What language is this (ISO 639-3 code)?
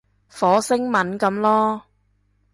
yue